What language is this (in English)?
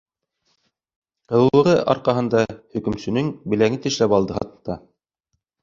Bashkir